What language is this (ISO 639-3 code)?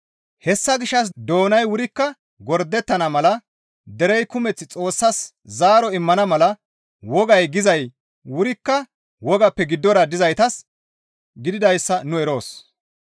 gmv